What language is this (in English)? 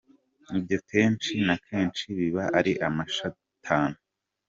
Kinyarwanda